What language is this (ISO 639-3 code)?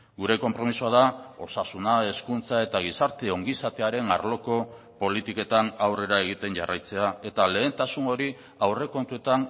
eus